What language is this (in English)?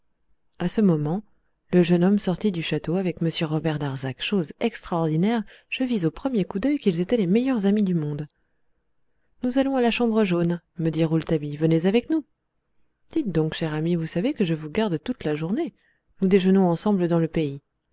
French